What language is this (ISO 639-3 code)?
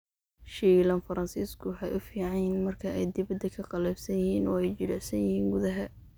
som